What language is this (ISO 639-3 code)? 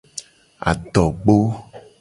gej